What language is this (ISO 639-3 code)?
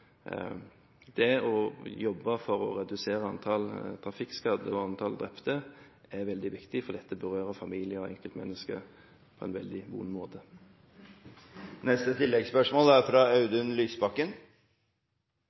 nor